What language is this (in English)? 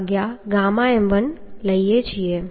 Gujarati